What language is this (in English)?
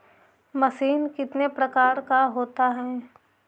Magahi